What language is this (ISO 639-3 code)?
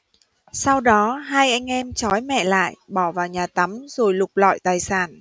vie